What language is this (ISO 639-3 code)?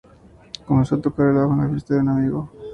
spa